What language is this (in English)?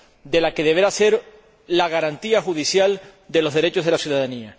Spanish